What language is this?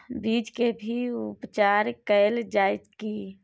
Maithili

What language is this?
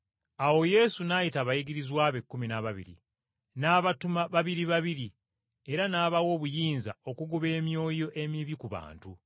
Ganda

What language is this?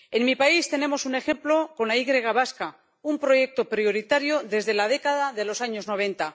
Spanish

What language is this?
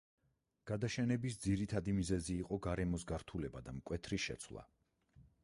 Georgian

